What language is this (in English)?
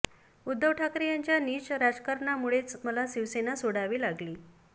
Marathi